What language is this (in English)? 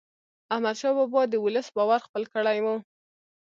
Pashto